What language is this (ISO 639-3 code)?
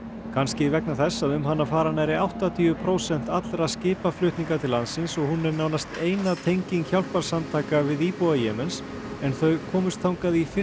isl